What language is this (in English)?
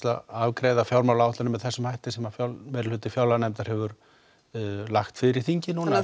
Icelandic